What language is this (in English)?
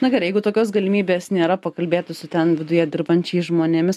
Lithuanian